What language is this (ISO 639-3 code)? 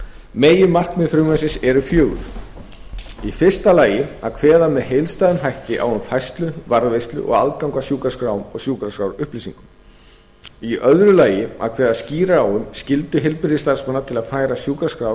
isl